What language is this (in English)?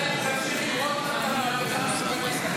Hebrew